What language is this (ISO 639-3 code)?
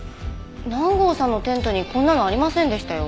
jpn